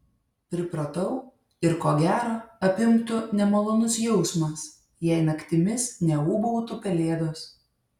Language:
Lithuanian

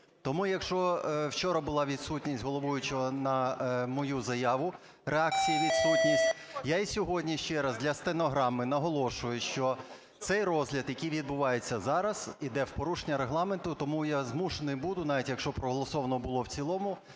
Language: Ukrainian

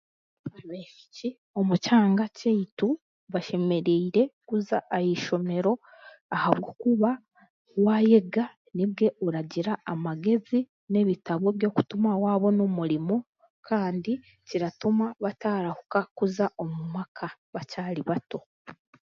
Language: Chiga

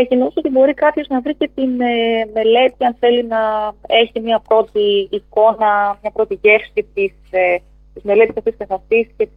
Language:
Greek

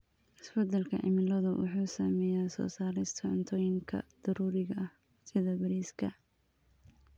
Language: Somali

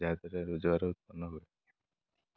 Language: Odia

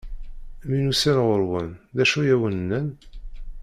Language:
Kabyle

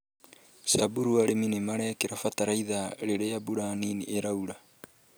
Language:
Kikuyu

